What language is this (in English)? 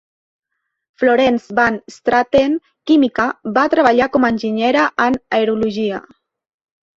Catalan